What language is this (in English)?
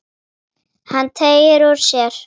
Icelandic